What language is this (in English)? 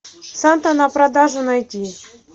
Russian